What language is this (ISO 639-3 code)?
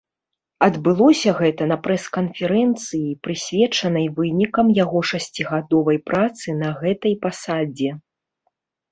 bel